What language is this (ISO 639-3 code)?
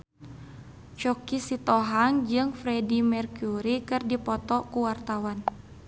sun